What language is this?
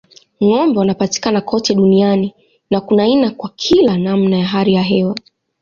Swahili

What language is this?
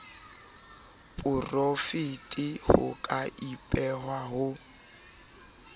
Southern Sotho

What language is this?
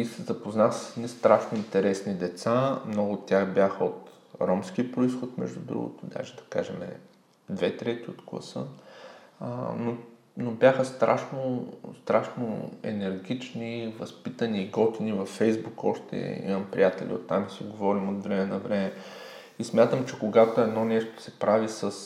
Bulgarian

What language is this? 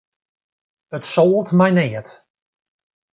Western Frisian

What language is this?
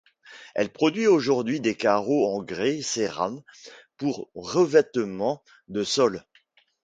French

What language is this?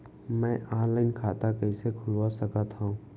Chhattisgarhi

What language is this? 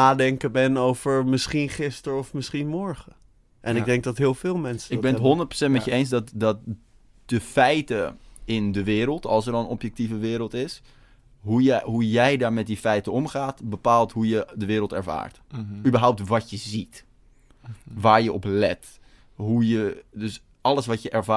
Dutch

